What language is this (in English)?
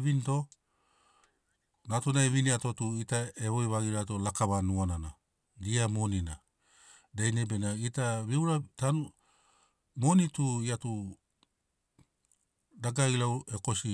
Sinaugoro